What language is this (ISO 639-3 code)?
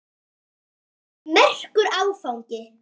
isl